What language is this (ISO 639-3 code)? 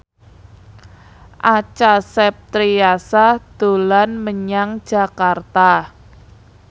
jav